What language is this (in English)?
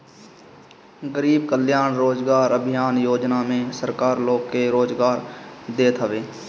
Bhojpuri